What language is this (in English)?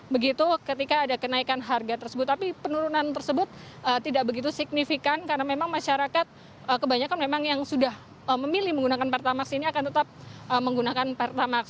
Indonesian